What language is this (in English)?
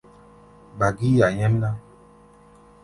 Gbaya